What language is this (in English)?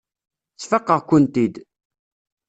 Kabyle